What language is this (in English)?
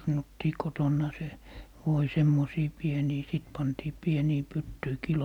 Finnish